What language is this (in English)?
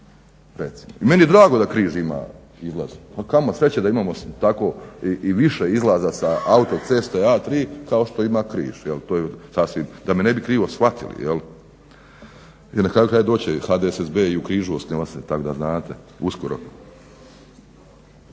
Croatian